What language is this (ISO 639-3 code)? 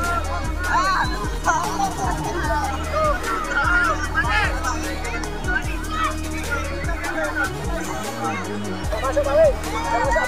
ind